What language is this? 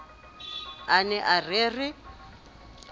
Southern Sotho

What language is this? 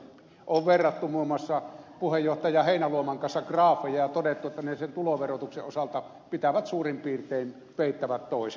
Finnish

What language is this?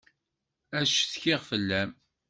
Kabyle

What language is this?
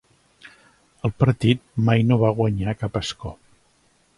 Catalan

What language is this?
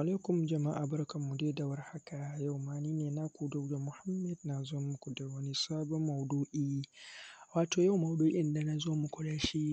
Hausa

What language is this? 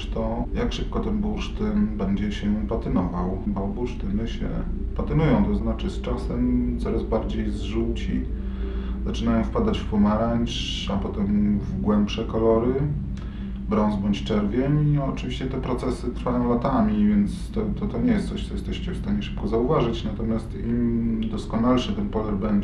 Polish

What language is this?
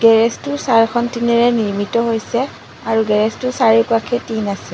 Assamese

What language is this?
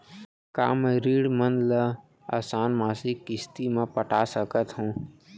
Chhattisgarhi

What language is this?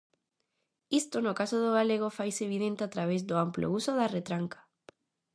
Galician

